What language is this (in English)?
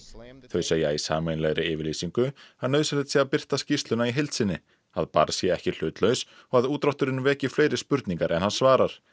Icelandic